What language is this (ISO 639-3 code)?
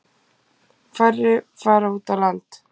isl